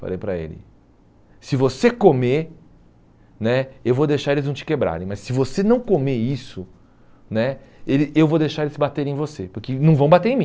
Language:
Portuguese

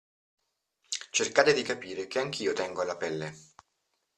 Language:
Italian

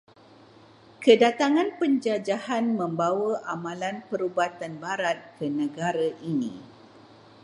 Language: Malay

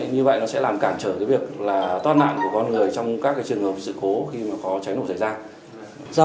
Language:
Vietnamese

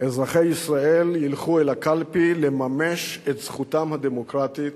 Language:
Hebrew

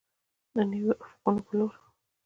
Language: Pashto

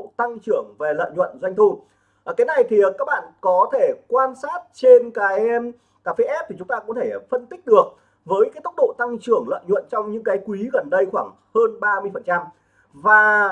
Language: Vietnamese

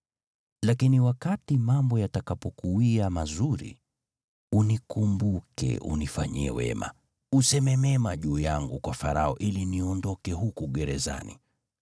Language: Swahili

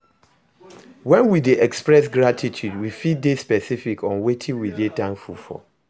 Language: Nigerian Pidgin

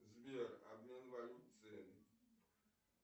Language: Russian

